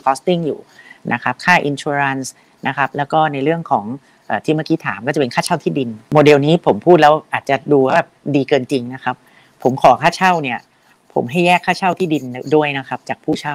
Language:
Thai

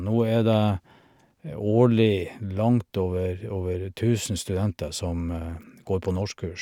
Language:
Norwegian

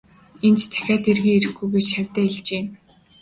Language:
Mongolian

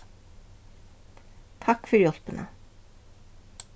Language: Faroese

